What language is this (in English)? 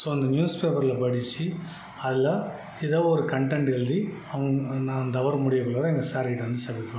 Tamil